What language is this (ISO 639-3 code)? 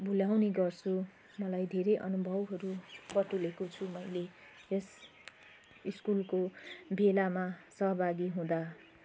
nep